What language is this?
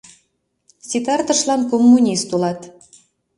Mari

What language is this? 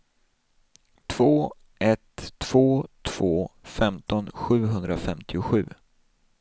Swedish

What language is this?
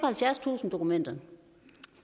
Danish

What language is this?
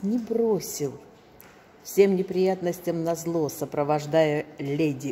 Russian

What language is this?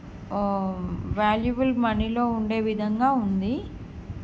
Telugu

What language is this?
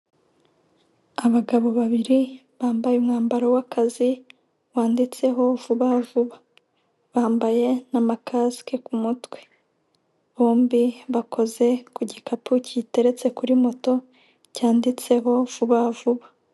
Kinyarwanda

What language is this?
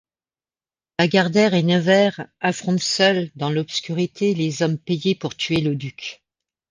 French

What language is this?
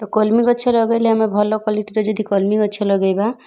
Odia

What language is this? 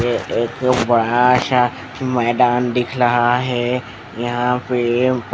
Hindi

